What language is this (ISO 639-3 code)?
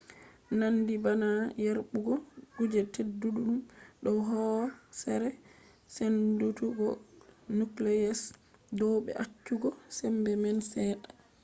ful